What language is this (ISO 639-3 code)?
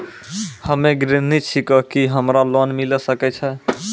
mai